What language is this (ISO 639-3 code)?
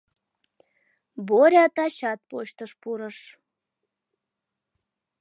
chm